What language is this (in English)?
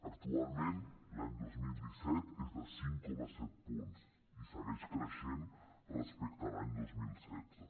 Catalan